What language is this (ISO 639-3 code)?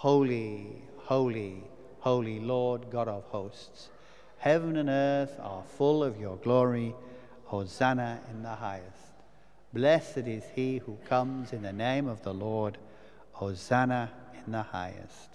eng